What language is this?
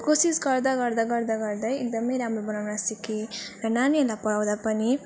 Nepali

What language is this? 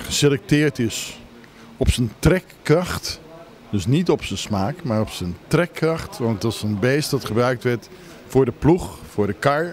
Dutch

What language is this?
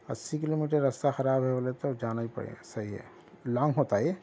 Urdu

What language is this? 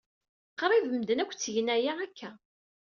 Kabyle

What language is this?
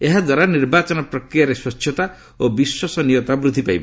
Odia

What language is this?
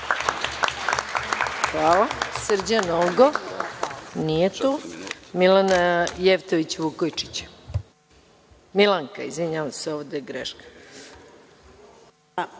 Serbian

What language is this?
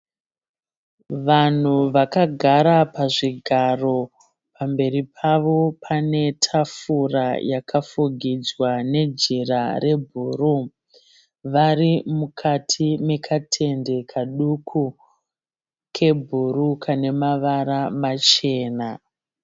Shona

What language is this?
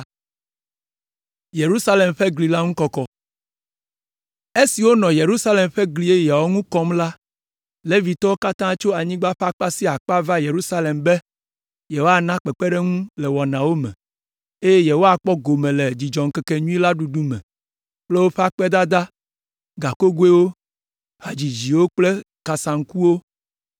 Ewe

